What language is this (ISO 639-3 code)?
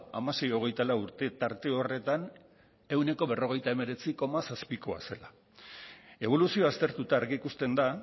eus